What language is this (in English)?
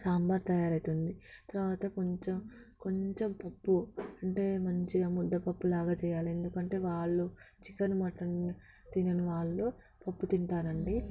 Telugu